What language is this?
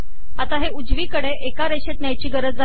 Marathi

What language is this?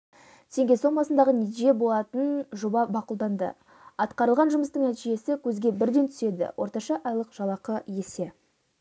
Kazakh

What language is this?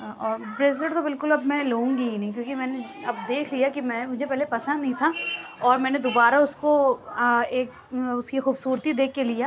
Urdu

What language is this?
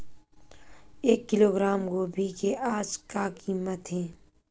Chhattisgarhi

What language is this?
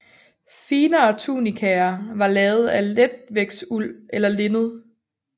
Danish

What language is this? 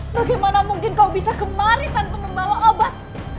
Indonesian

